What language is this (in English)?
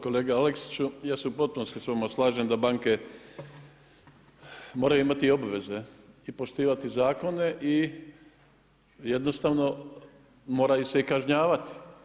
Croatian